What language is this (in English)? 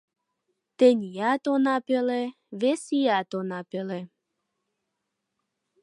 Mari